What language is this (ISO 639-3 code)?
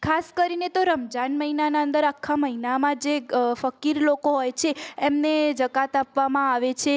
guj